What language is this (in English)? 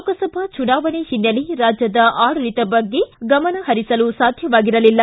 Kannada